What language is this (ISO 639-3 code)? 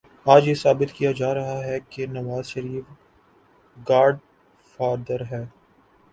urd